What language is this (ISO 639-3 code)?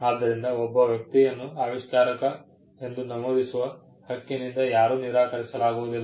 kan